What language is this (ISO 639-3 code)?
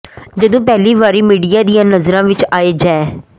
pan